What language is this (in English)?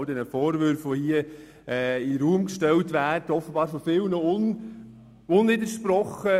Swiss German